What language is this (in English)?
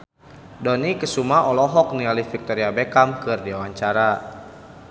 Sundanese